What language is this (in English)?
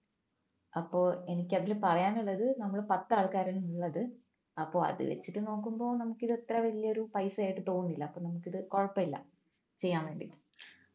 Malayalam